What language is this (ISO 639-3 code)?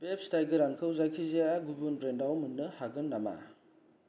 brx